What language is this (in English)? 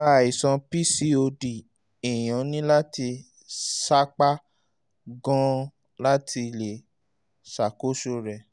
Yoruba